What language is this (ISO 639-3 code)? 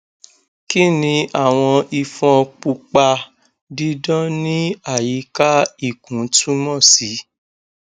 yor